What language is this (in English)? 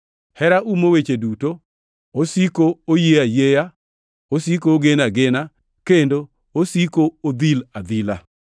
Luo (Kenya and Tanzania)